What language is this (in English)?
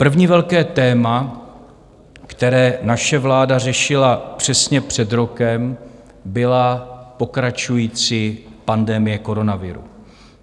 Czech